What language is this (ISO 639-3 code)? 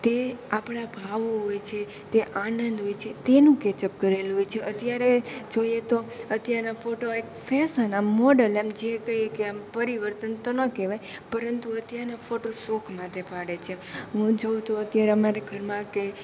guj